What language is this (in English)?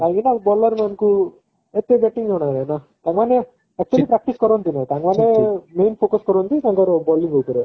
Odia